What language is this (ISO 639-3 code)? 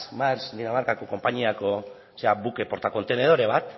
eus